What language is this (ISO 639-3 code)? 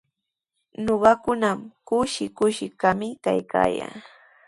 qws